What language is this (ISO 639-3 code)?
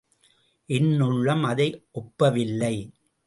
tam